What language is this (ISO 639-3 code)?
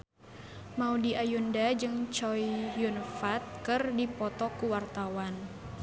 sun